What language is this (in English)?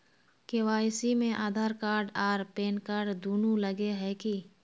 Magahi